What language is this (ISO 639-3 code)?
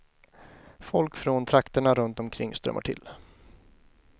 swe